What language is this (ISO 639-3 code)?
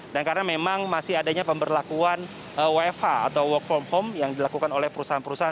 ind